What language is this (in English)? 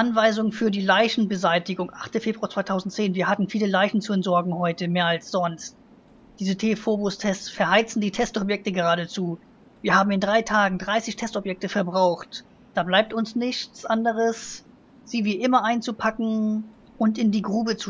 German